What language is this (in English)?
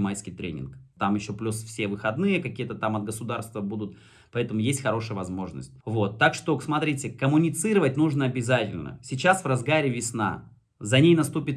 Russian